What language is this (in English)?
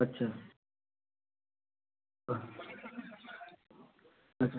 Marathi